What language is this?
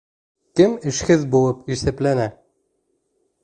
Bashkir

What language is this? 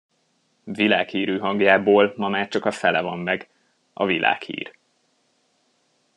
Hungarian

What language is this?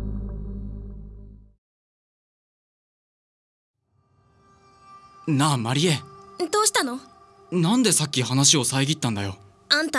Japanese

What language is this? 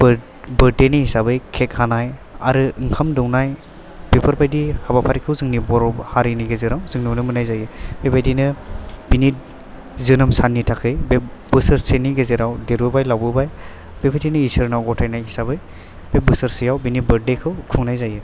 Bodo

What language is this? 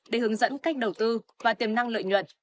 Vietnamese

